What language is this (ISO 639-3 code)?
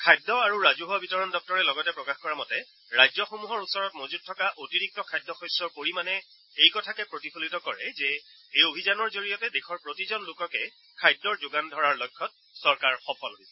asm